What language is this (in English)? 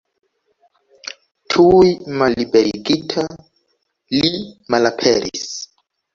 Esperanto